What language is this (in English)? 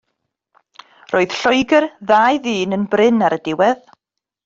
Welsh